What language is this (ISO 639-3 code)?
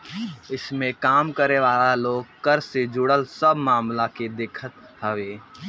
bho